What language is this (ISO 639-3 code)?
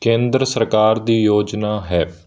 pan